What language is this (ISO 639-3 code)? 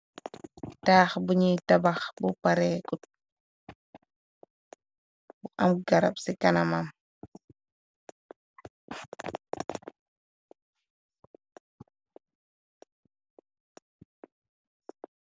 wol